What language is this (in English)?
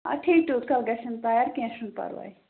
Kashmiri